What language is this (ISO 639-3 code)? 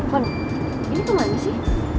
ind